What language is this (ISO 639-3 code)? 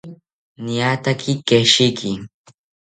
cpy